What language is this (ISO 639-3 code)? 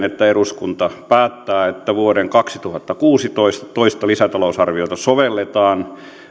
fin